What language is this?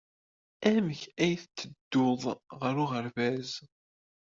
Kabyle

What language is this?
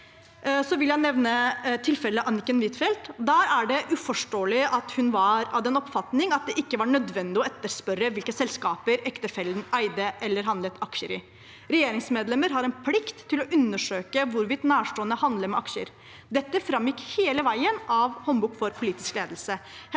Norwegian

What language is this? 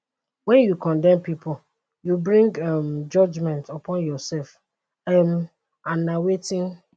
Nigerian Pidgin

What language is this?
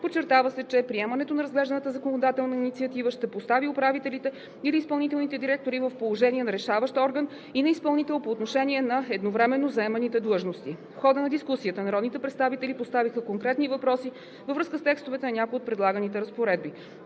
Bulgarian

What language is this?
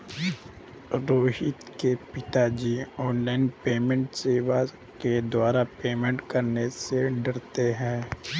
Hindi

